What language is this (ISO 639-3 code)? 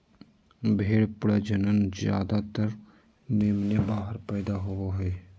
mag